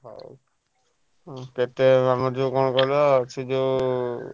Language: Odia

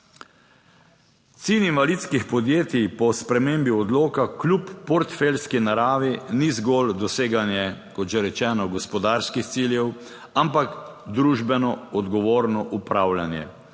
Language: Slovenian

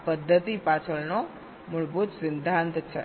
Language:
Gujarati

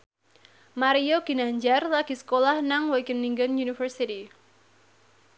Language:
Javanese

